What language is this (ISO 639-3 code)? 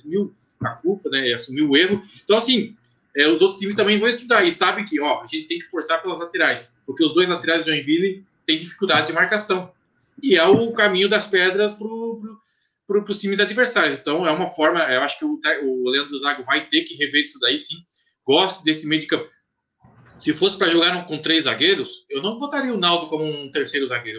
por